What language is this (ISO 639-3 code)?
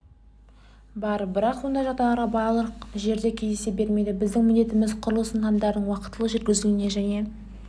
kaz